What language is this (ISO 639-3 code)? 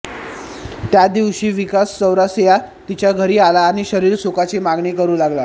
mar